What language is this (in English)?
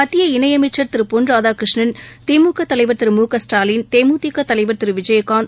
Tamil